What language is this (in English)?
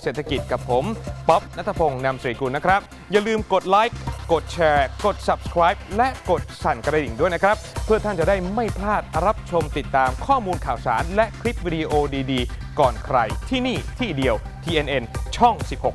Thai